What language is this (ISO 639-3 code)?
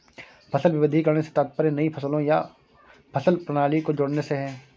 hin